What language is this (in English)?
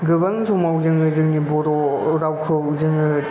Bodo